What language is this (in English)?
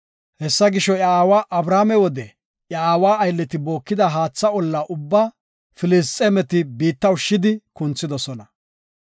Gofa